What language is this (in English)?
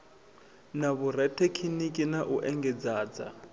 Venda